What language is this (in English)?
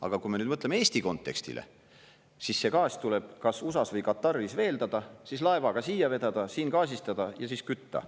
Estonian